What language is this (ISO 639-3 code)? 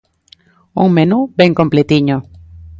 glg